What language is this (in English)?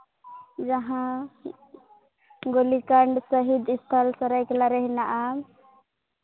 Santali